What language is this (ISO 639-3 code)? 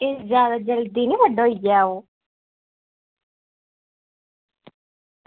doi